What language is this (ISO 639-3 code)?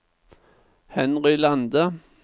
nor